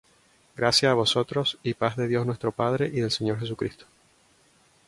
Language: Spanish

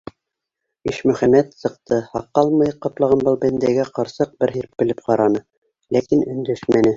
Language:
Bashkir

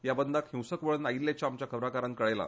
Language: Konkani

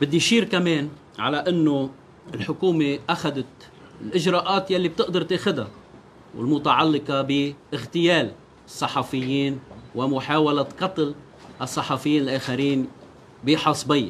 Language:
Arabic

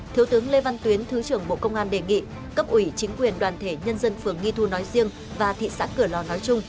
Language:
Vietnamese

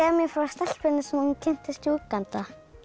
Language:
Icelandic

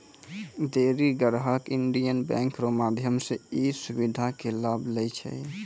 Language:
Maithili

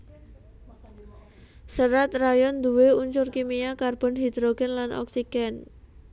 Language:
Javanese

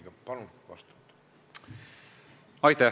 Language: Estonian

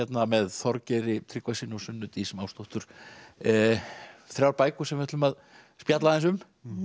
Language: Icelandic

